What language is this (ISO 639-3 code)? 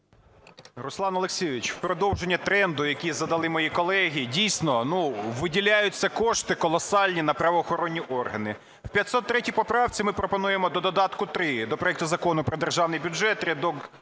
ukr